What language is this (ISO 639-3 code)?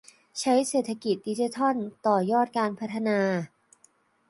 tha